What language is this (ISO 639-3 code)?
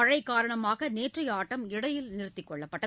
tam